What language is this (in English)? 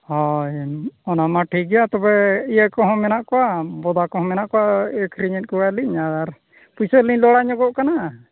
Santali